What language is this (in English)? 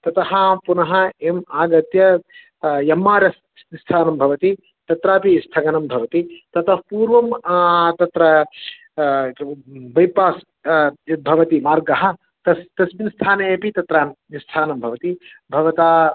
Sanskrit